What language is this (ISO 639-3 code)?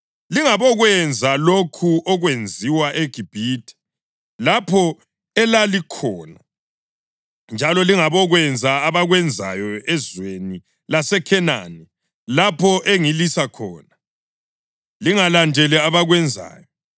nde